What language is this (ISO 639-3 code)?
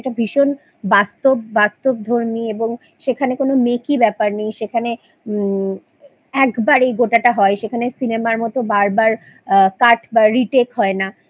ben